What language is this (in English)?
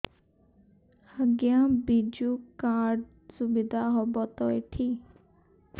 Odia